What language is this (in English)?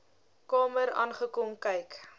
Afrikaans